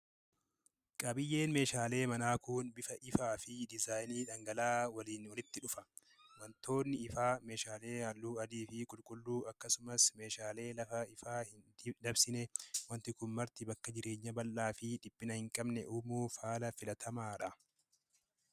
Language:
Oromo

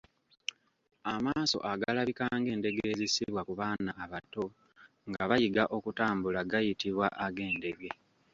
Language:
Ganda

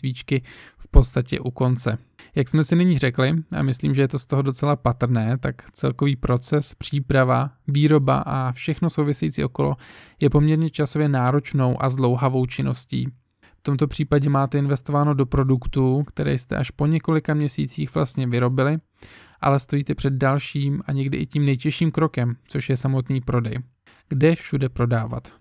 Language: Czech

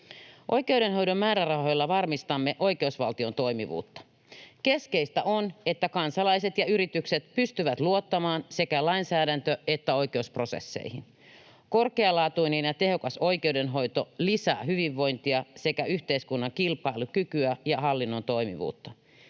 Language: Finnish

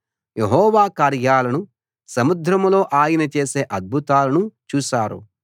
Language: Telugu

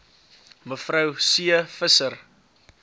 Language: Afrikaans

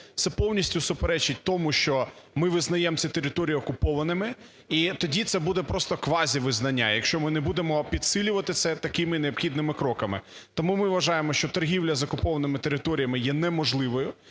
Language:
Ukrainian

